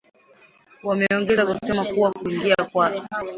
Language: Swahili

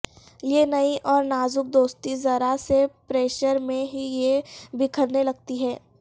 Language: Urdu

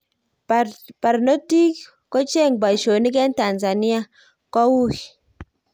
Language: Kalenjin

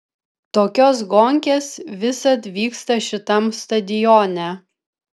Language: Lithuanian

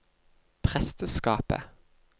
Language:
Norwegian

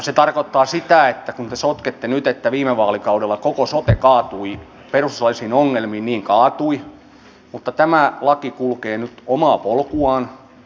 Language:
Finnish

